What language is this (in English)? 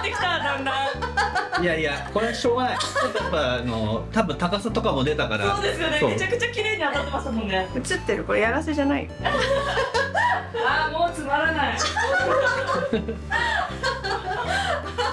Japanese